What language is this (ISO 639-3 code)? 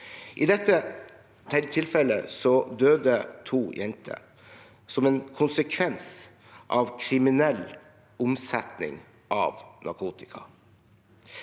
nor